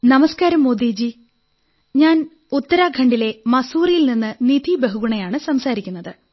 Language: Malayalam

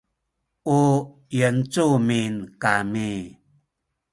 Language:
Sakizaya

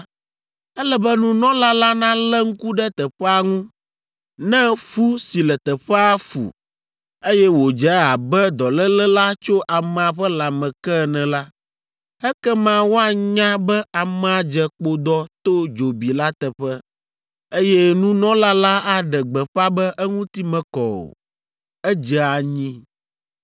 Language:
Ewe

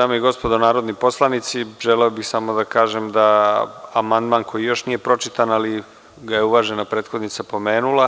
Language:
Serbian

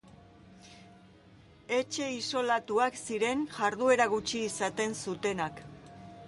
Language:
Basque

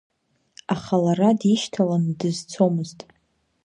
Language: Abkhazian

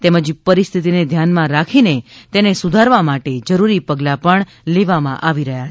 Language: Gujarati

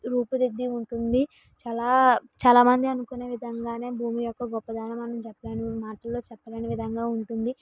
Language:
Telugu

